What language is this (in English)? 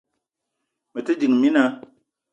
Eton (Cameroon)